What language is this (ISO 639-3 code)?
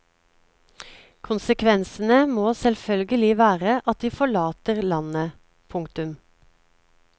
nor